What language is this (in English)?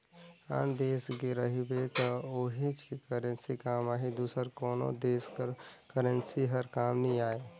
Chhattisgarhi